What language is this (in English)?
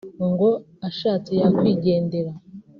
Kinyarwanda